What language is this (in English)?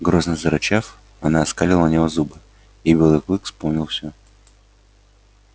Russian